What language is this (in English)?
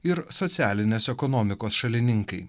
Lithuanian